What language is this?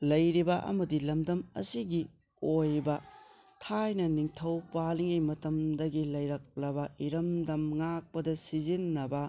Manipuri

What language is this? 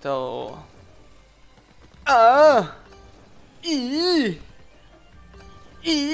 Thai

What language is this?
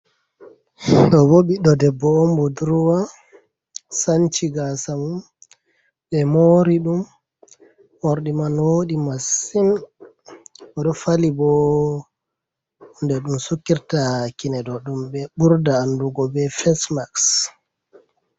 Fula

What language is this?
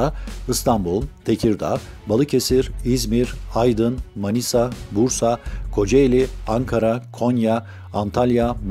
Turkish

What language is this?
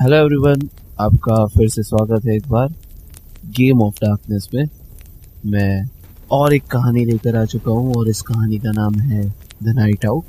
Hindi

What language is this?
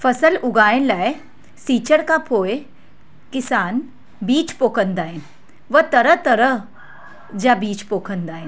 Sindhi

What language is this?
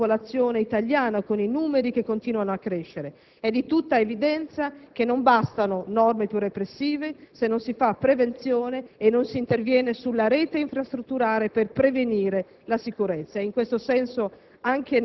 Italian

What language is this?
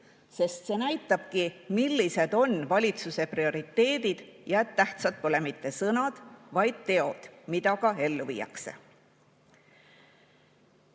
Estonian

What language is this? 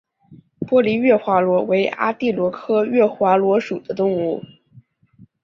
Chinese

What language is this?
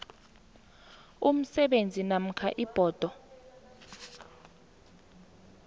South Ndebele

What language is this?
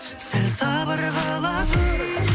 Kazakh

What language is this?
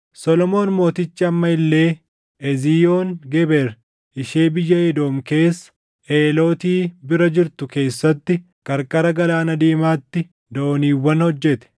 Oromo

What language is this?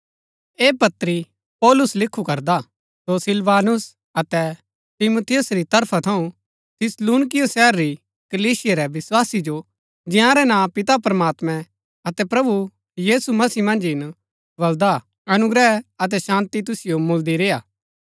Gaddi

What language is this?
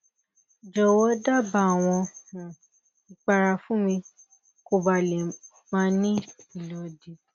Yoruba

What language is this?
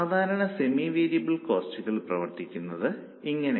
Malayalam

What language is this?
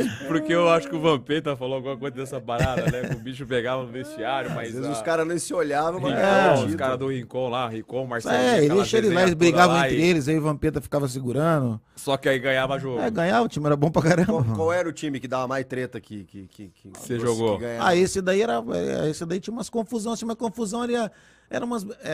Portuguese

